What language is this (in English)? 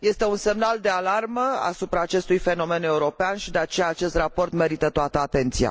Romanian